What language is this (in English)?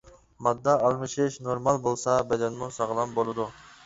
Uyghur